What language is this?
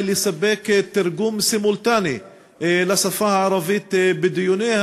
Hebrew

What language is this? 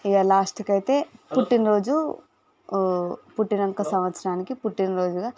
Telugu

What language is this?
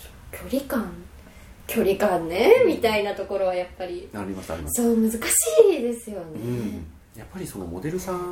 Japanese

